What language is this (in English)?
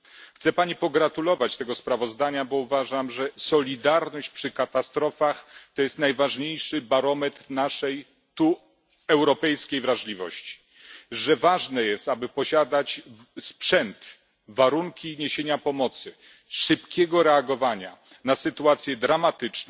Polish